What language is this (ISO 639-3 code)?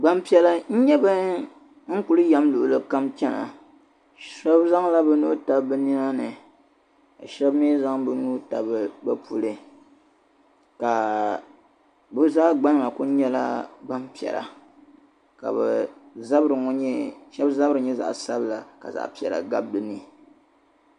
dag